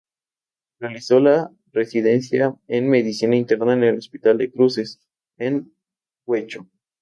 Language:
Spanish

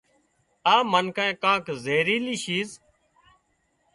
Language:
Wadiyara Koli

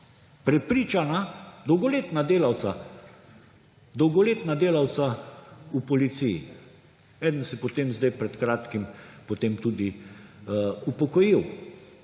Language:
Slovenian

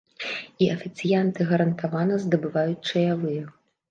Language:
Belarusian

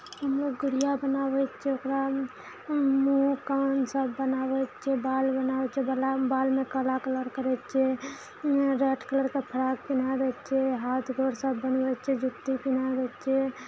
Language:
Maithili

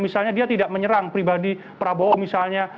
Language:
Indonesian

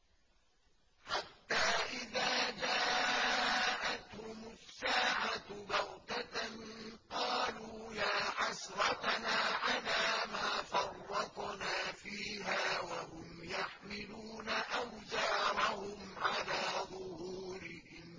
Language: Arabic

